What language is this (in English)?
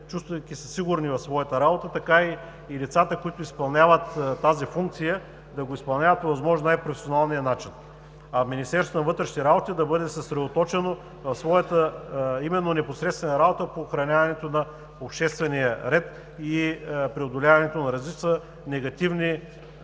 Bulgarian